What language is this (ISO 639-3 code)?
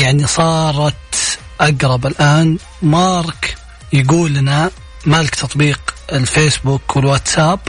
ara